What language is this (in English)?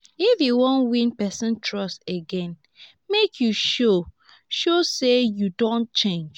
Nigerian Pidgin